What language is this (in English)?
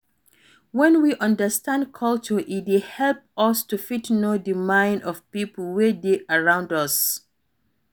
Nigerian Pidgin